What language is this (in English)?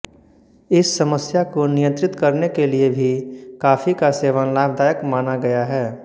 Hindi